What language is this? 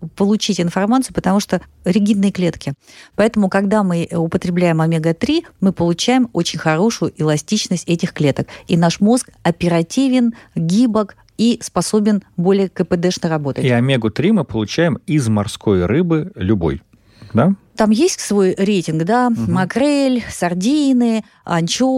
Russian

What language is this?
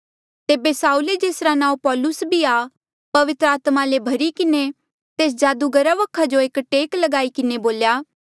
Mandeali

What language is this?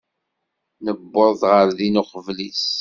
Kabyle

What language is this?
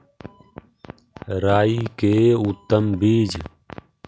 Magahi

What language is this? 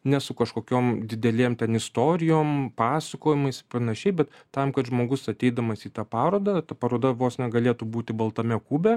Lithuanian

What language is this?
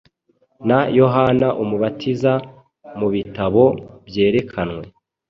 Kinyarwanda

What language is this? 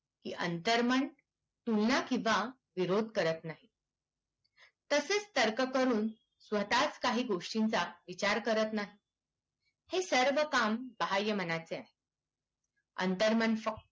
Marathi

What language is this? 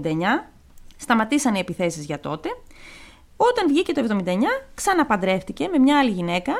Greek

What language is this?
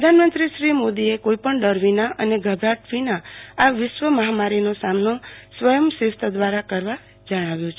Gujarati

